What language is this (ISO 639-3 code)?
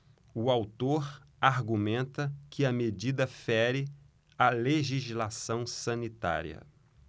por